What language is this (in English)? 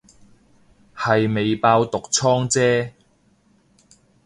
Cantonese